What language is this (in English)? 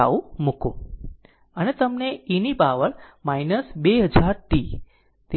Gujarati